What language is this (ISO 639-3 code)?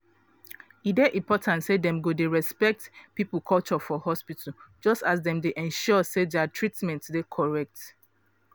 pcm